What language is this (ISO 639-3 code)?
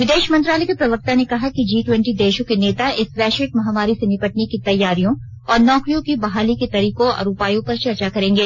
hin